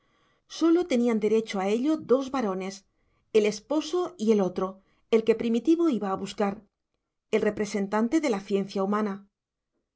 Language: Spanish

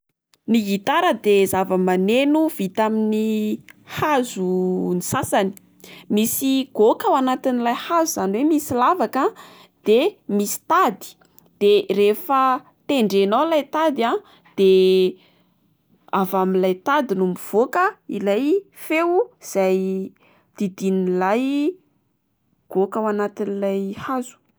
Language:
Malagasy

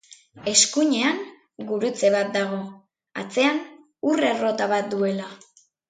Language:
Basque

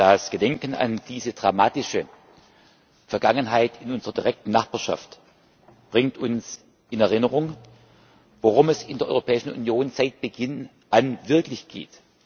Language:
German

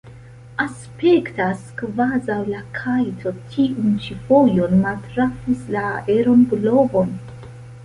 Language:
Esperanto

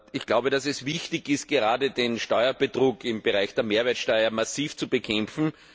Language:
German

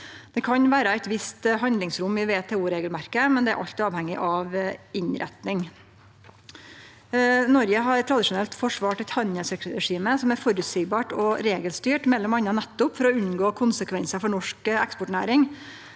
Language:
Norwegian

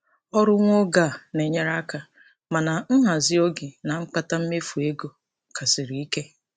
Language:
Igbo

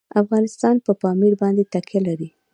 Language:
Pashto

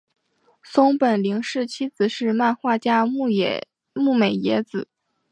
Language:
Chinese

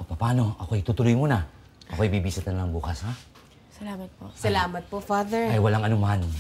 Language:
Filipino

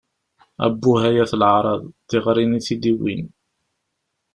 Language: Kabyle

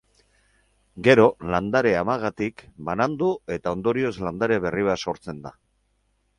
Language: Basque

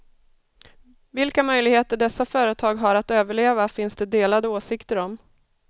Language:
Swedish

